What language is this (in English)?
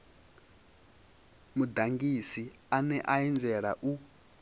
Venda